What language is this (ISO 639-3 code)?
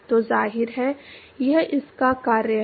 hin